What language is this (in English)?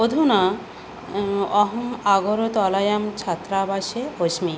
Sanskrit